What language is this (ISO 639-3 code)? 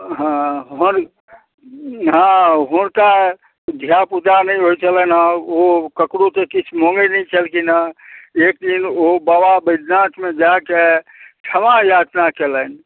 mai